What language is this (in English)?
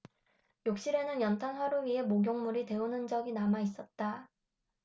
Korean